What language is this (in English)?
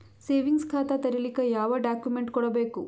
Kannada